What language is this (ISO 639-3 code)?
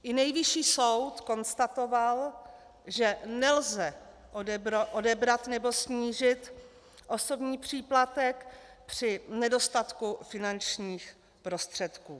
ces